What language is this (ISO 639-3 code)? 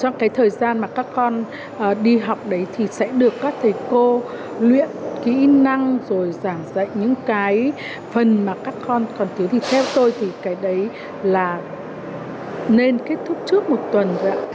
vie